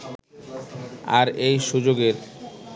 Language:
Bangla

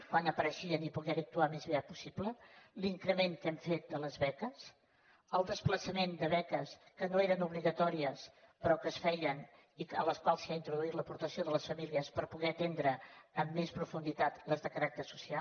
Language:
Catalan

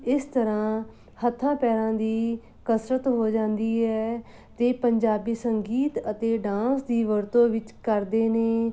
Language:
Punjabi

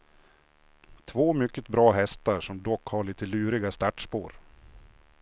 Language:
Swedish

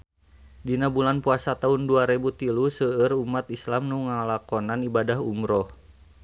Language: Sundanese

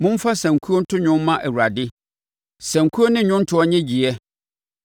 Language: Akan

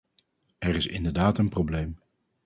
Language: Dutch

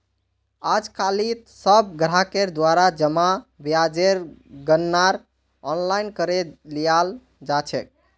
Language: Magahi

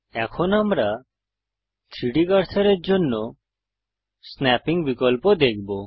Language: Bangla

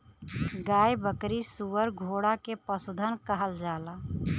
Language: Bhojpuri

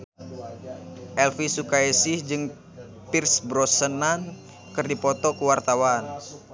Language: Sundanese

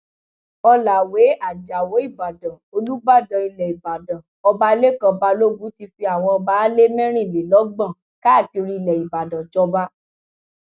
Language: Yoruba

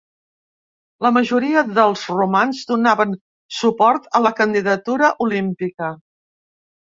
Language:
Catalan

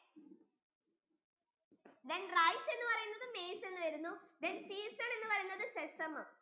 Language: Malayalam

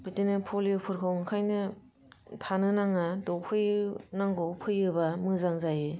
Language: Bodo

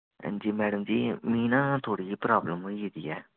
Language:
Dogri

